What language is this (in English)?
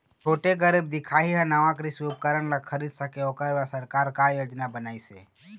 Chhattisgarhi